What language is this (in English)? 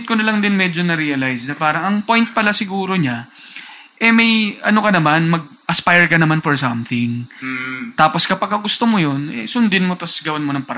Filipino